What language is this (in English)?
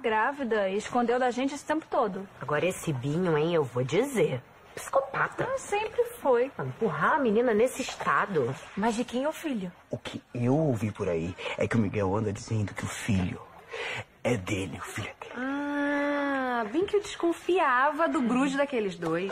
Portuguese